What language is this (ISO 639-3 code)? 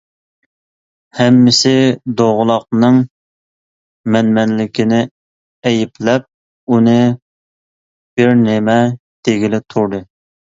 uig